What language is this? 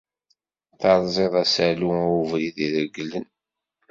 Kabyle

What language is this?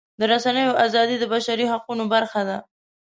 Pashto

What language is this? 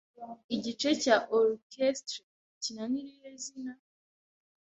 Kinyarwanda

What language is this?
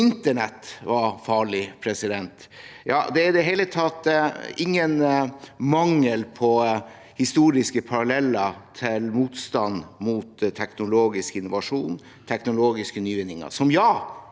Norwegian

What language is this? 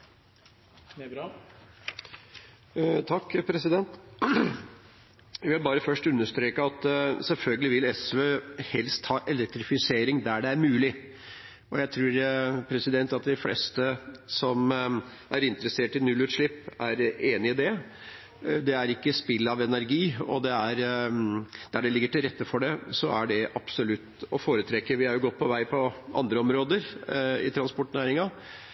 Norwegian Bokmål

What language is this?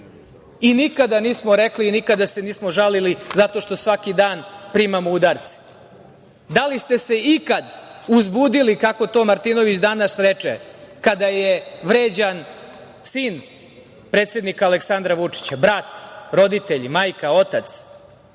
Serbian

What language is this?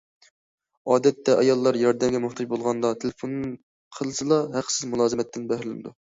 Uyghur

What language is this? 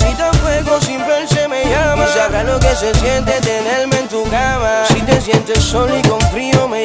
Arabic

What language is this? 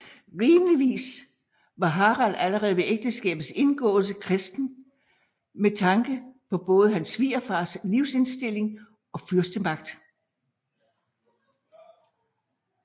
Danish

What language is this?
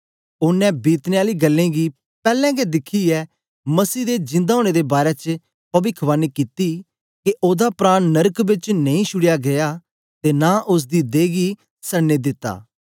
Dogri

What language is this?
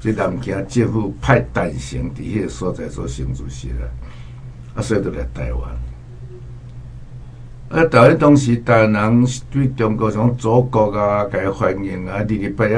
Chinese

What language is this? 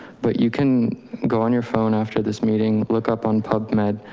English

